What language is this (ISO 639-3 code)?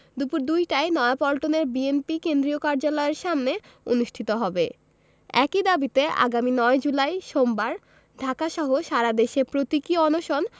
ben